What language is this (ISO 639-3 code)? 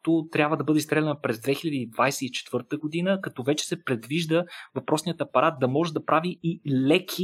bul